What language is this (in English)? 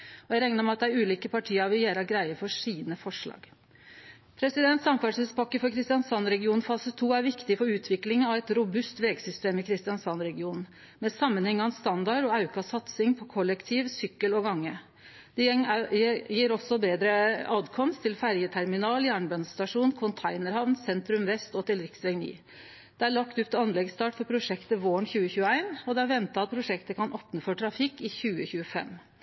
Norwegian Nynorsk